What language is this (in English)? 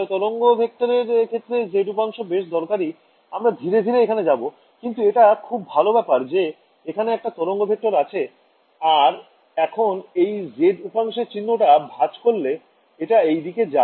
Bangla